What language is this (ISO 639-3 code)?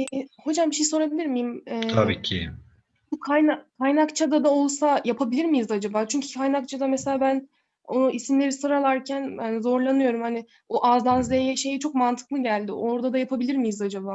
tur